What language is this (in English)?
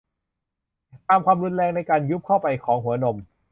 Thai